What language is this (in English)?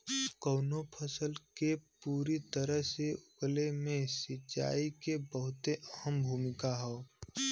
Bhojpuri